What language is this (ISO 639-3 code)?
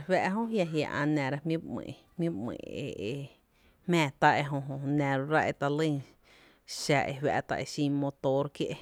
cte